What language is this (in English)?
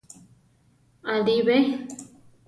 Central Tarahumara